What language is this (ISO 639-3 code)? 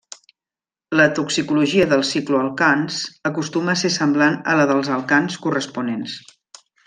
cat